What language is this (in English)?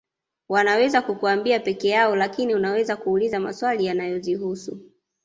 Swahili